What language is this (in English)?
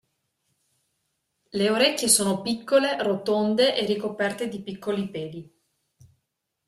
Italian